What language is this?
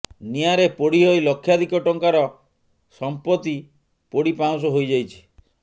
Odia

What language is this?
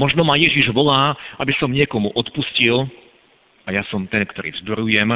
Slovak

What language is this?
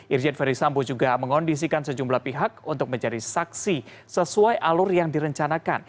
Indonesian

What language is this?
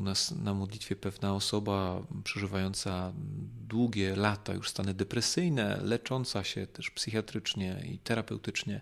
Polish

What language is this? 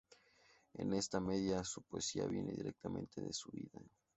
Spanish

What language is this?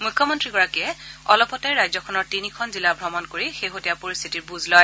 Assamese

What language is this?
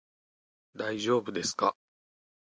Japanese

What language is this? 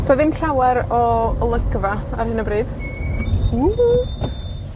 Welsh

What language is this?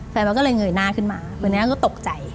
Thai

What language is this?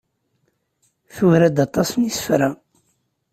Kabyle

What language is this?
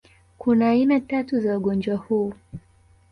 Swahili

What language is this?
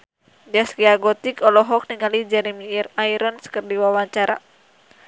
Sundanese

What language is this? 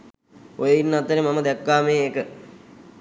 Sinhala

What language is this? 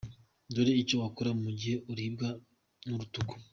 Kinyarwanda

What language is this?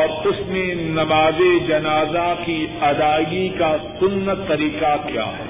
Urdu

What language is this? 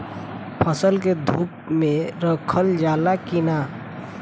Bhojpuri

